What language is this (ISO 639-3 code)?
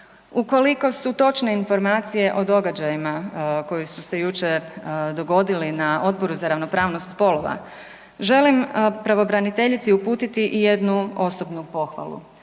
hrv